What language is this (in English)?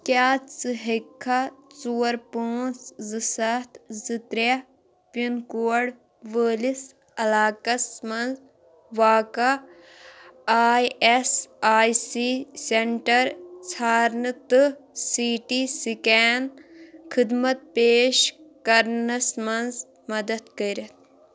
Kashmiri